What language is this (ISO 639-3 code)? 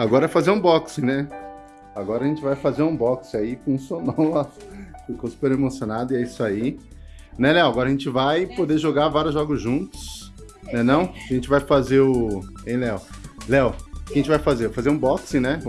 por